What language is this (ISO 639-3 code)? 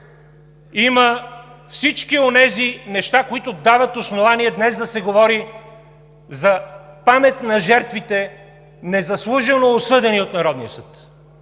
bul